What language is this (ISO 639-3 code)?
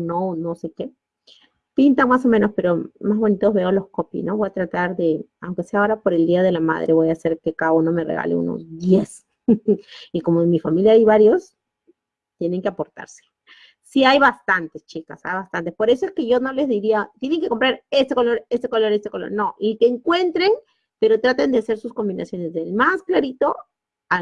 spa